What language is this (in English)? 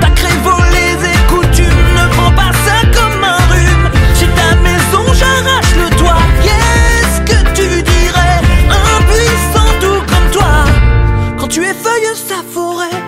French